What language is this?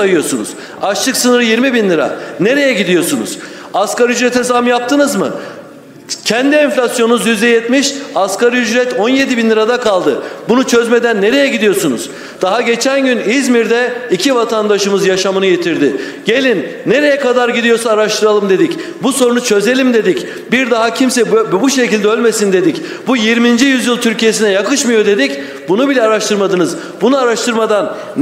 Turkish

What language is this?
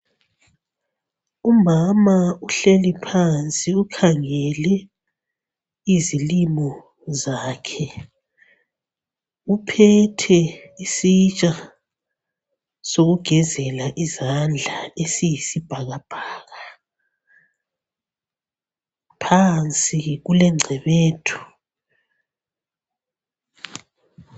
North Ndebele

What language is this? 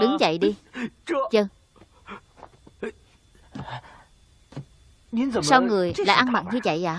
Vietnamese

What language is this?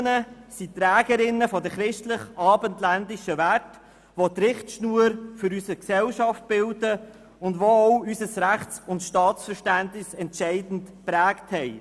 Swiss German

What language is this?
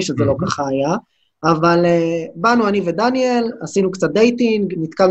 Hebrew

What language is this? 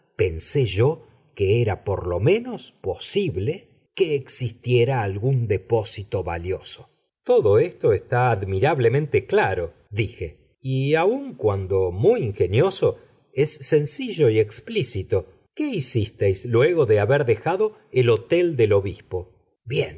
Spanish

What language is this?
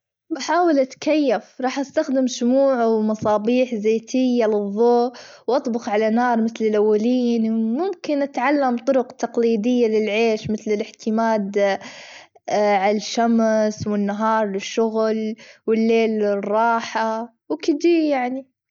Gulf Arabic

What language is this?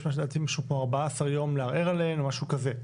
Hebrew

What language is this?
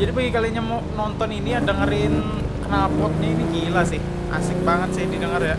Indonesian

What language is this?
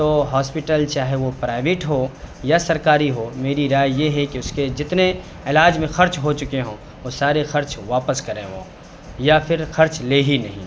Urdu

